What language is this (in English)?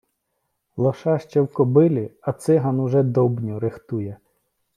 Ukrainian